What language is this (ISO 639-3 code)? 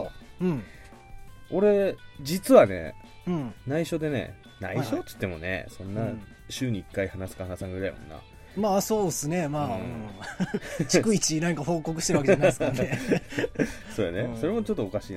jpn